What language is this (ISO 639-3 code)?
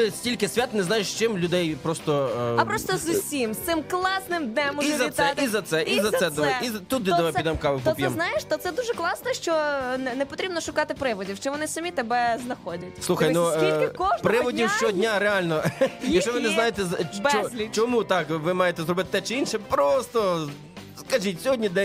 ukr